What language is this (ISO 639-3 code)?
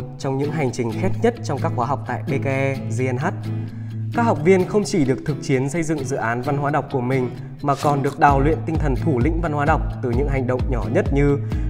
vie